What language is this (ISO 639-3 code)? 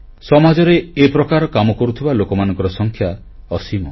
ori